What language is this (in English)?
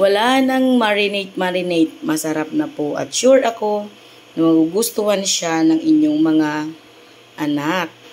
Filipino